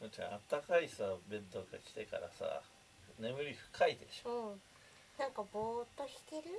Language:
Japanese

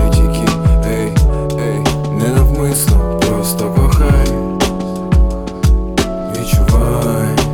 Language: Ukrainian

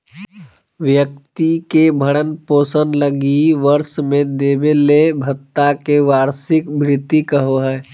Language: Magahi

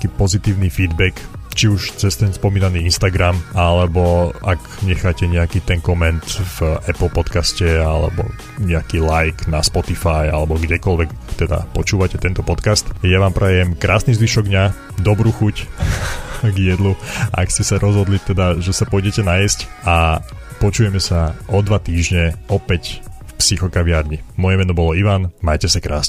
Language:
Slovak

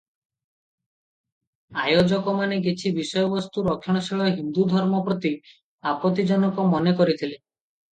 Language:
Odia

